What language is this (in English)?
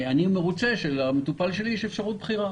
Hebrew